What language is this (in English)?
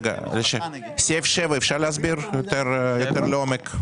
Hebrew